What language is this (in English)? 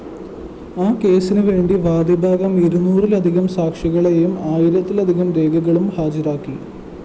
Malayalam